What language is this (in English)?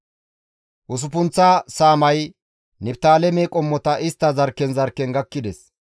Gamo